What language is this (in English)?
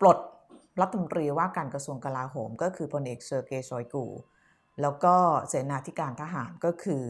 Thai